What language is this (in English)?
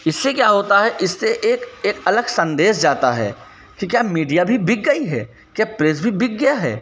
Hindi